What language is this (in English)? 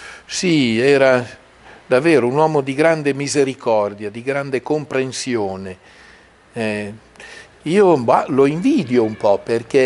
Italian